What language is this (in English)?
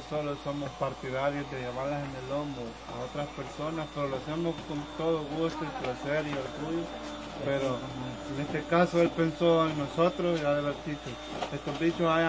Spanish